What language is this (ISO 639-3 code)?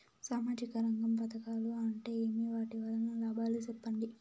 tel